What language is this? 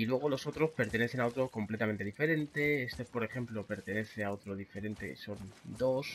Spanish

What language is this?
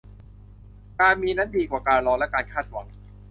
Thai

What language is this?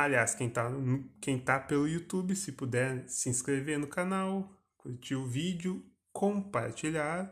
Portuguese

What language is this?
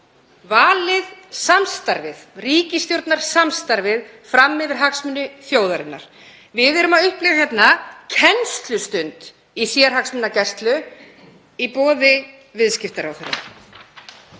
Icelandic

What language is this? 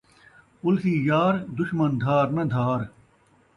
Saraiki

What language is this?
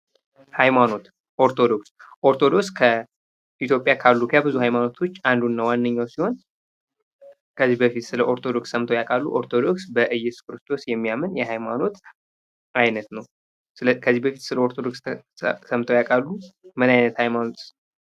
Amharic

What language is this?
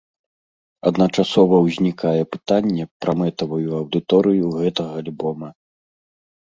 Belarusian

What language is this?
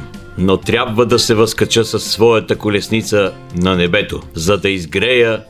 Bulgarian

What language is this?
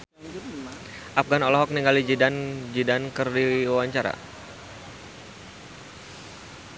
Sundanese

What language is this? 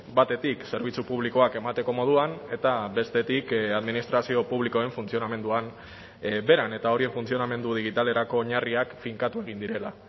Basque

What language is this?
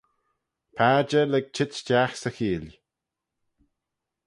Manx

